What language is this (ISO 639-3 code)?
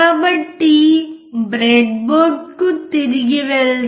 tel